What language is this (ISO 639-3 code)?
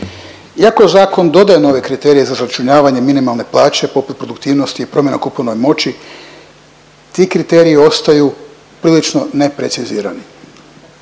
hrv